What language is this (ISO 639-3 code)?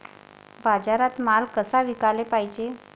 mar